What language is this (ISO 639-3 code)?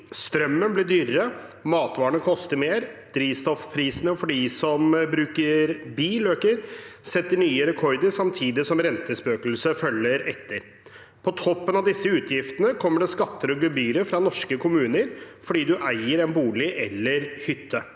nor